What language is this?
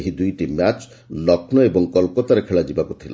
Odia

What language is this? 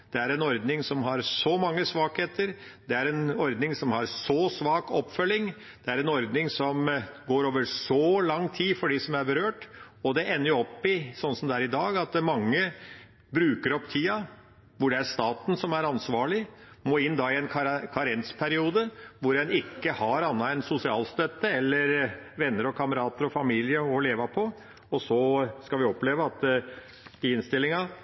Norwegian Bokmål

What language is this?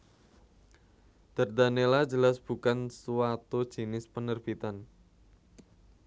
Javanese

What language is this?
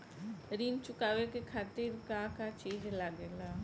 Bhojpuri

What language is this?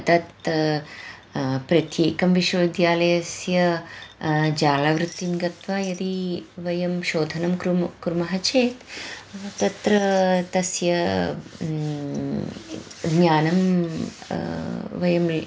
Sanskrit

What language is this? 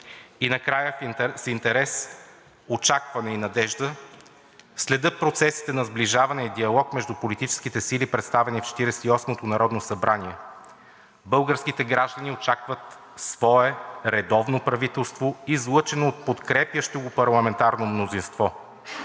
Bulgarian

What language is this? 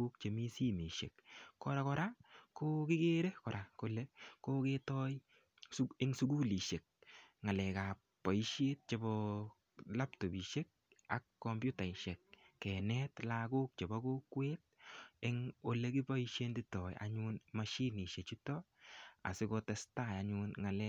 Kalenjin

